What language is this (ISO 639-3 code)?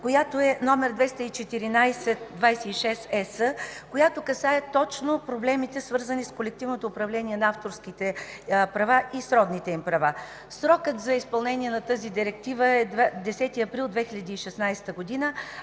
bul